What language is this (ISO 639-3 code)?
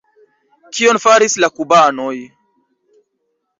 epo